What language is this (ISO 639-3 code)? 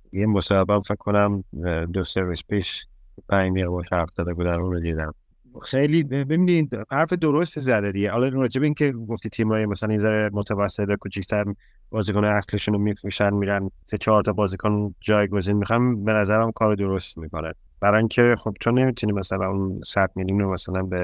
fas